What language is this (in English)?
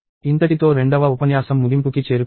Telugu